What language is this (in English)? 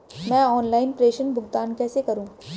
Hindi